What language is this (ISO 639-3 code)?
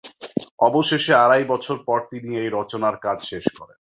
ben